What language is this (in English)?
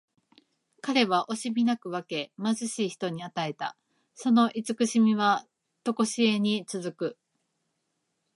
Japanese